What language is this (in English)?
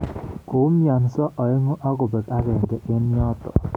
Kalenjin